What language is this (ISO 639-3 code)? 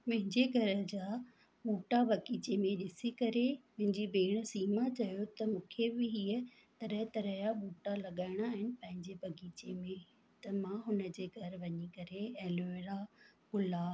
snd